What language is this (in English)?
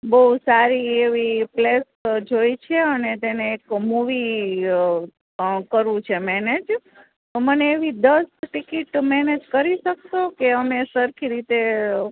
Gujarati